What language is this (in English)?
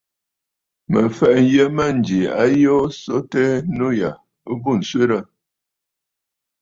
Bafut